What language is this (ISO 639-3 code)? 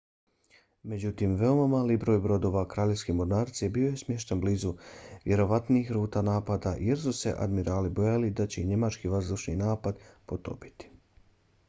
bos